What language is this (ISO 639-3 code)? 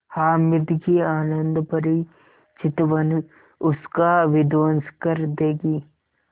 hin